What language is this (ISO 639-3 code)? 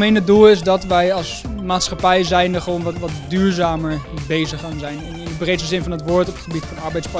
nld